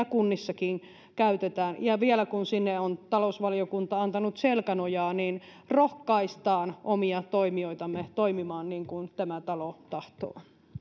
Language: Finnish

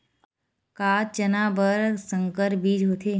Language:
Chhattisgarhi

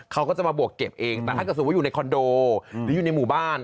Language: Thai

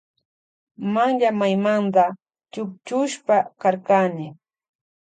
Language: Loja Highland Quichua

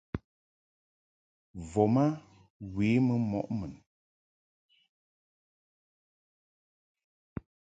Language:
Mungaka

